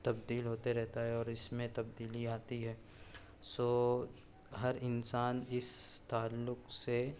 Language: Urdu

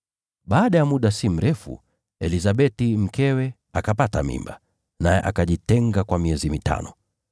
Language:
Swahili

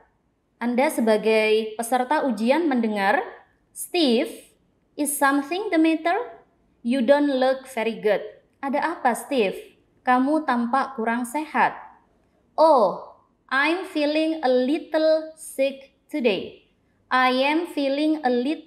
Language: Indonesian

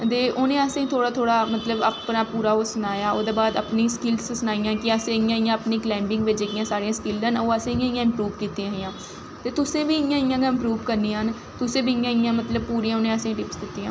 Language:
Dogri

